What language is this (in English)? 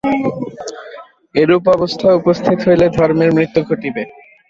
Bangla